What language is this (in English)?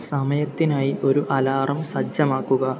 Malayalam